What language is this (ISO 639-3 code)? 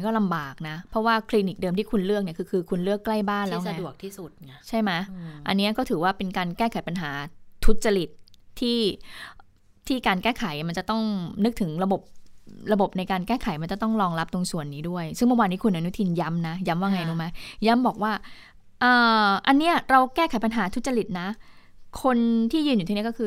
tha